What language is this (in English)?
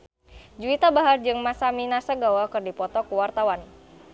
Sundanese